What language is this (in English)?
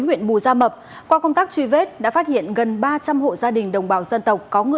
Vietnamese